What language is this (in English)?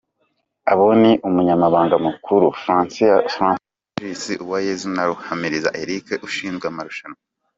Kinyarwanda